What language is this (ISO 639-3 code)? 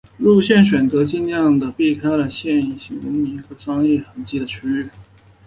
zho